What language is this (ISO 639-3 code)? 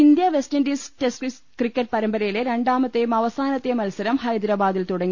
mal